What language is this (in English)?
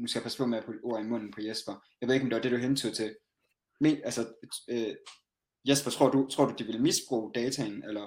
Danish